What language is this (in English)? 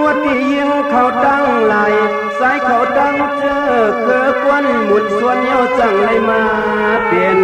Thai